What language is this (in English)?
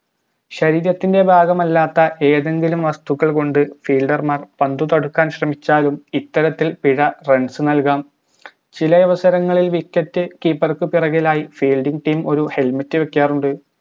Malayalam